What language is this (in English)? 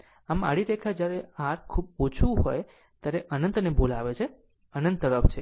Gujarati